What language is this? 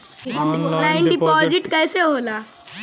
Bhojpuri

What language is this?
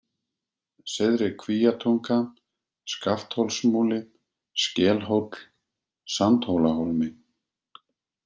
Icelandic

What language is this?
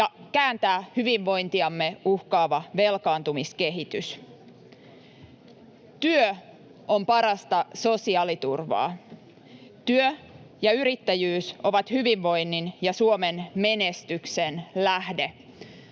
Finnish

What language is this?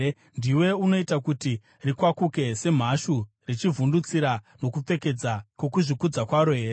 Shona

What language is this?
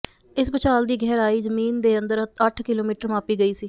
Punjabi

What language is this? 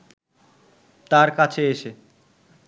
Bangla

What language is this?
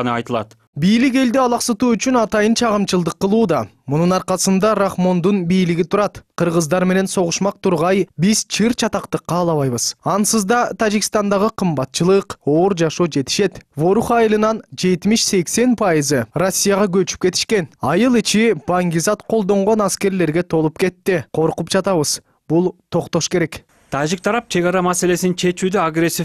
Turkish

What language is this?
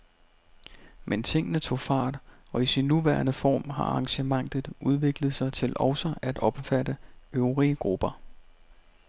Danish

